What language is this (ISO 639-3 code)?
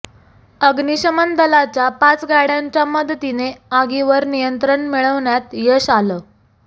mar